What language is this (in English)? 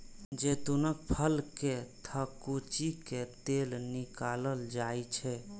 Maithili